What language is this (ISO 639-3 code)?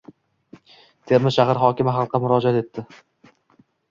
uzb